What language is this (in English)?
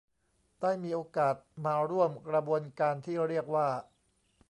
Thai